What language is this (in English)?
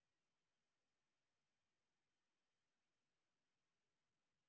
Russian